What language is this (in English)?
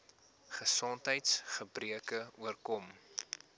Afrikaans